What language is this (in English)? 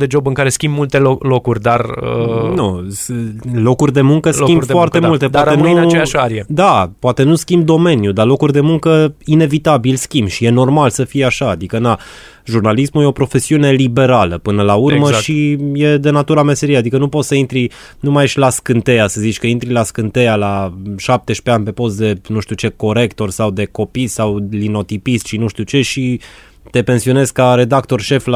Romanian